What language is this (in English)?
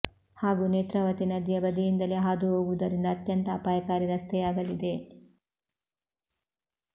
Kannada